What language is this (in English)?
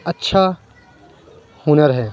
Urdu